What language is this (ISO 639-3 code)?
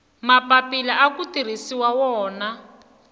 tso